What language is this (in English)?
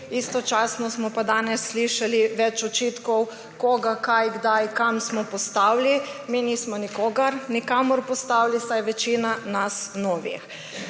Slovenian